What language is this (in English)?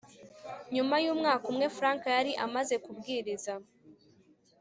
Kinyarwanda